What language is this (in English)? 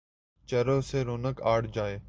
Urdu